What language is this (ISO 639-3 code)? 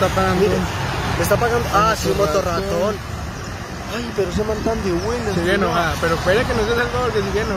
spa